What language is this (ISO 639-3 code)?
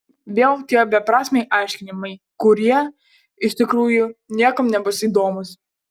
lit